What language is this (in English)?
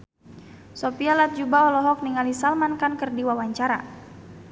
Sundanese